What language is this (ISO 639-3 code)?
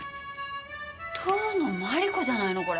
jpn